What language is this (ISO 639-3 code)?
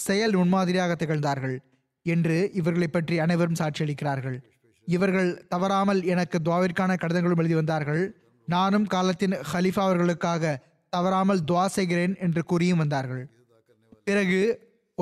tam